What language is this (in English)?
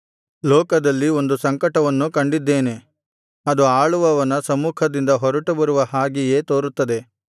Kannada